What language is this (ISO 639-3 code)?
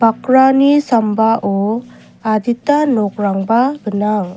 grt